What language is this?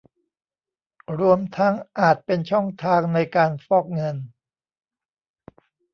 Thai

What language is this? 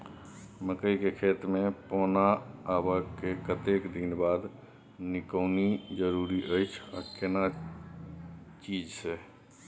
Maithili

